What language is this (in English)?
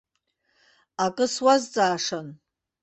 Abkhazian